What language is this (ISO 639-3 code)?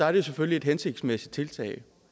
dan